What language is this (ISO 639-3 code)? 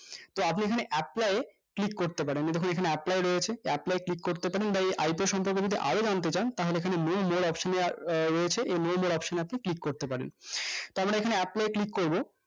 ben